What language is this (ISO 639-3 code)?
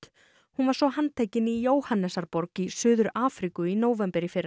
isl